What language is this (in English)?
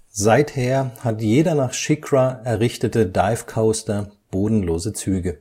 German